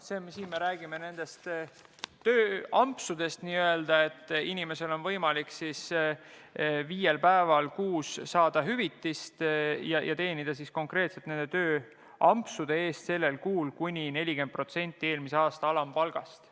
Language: Estonian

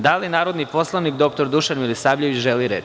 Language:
Serbian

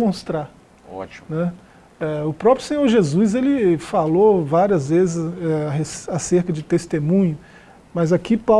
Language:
Portuguese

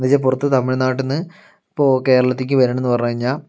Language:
Malayalam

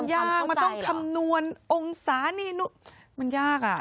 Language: Thai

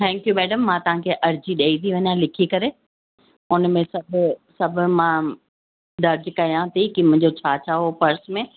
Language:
Sindhi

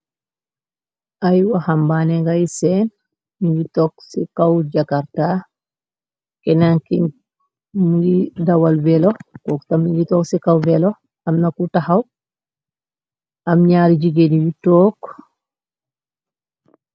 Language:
Wolof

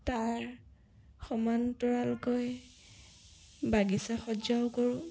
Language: Assamese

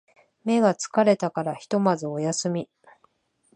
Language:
Japanese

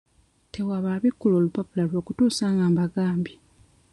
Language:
Ganda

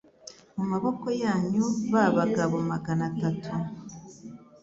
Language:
Kinyarwanda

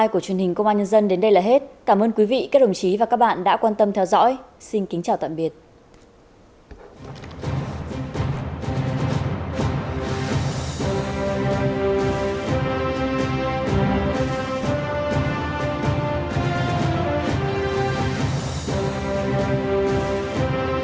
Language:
Vietnamese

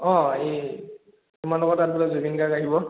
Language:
Assamese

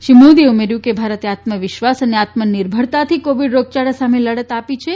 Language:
Gujarati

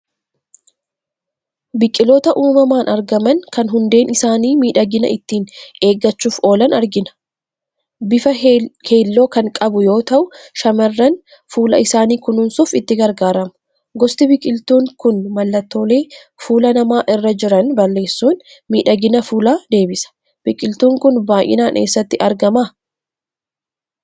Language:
Oromo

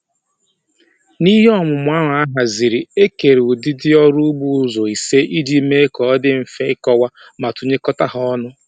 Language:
Igbo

